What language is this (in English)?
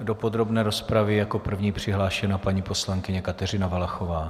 Czech